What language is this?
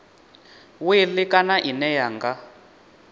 Venda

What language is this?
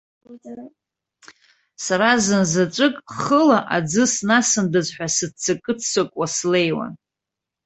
Abkhazian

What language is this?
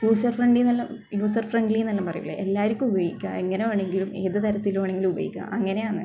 Malayalam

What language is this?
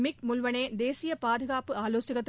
Tamil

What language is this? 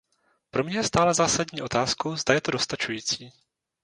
Czech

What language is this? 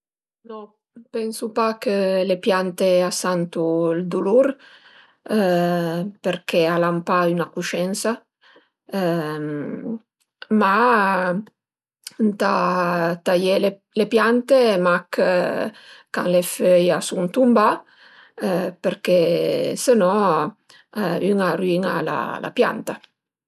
Piedmontese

